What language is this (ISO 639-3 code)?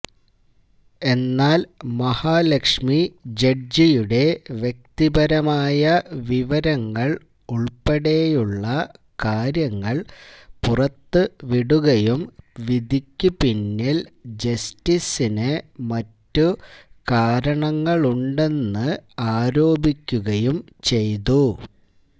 mal